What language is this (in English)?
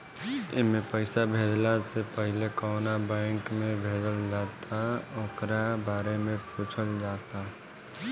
Bhojpuri